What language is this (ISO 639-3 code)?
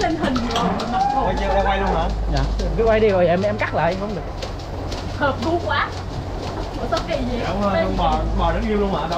vie